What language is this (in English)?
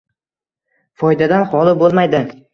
Uzbek